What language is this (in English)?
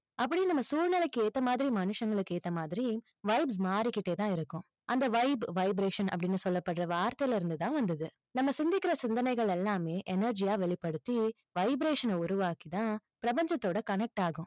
Tamil